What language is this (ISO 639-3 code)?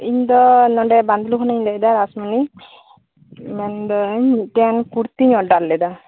sat